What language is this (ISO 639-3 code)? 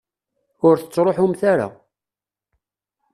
kab